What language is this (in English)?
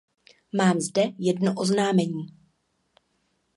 Czech